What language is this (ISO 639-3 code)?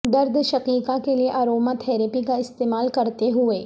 urd